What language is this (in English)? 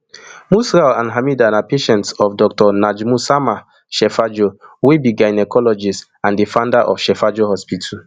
Nigerian Pidgin